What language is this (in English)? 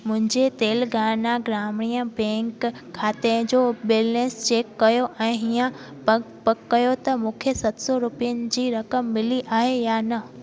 Sindhi